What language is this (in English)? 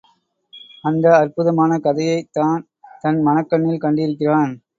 Tamil